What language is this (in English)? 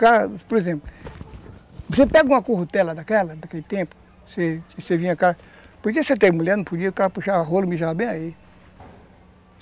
Portuguese